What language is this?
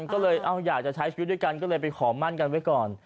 Thai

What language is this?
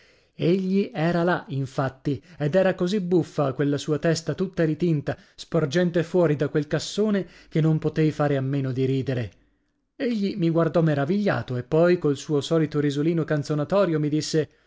Italian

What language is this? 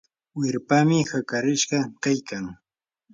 Yanahuanca Pasco Quechua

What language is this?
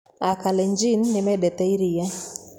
Kikuyu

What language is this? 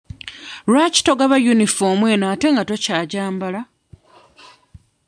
Ganda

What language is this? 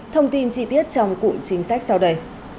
Vietnamese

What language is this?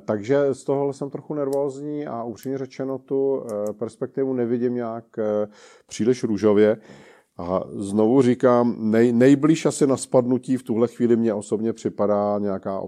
Czech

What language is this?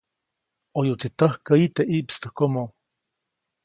Copainalá Zoque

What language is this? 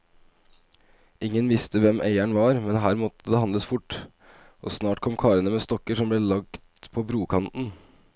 Norwegian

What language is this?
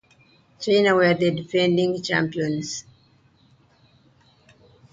English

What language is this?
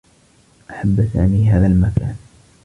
Arabic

